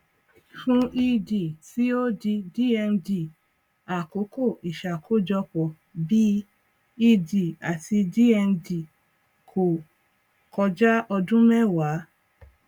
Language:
Yoruba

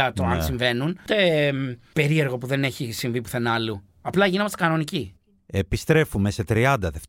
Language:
Greek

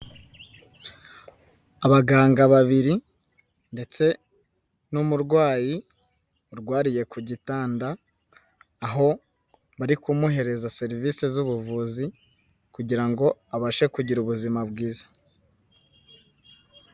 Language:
Kinyarwanda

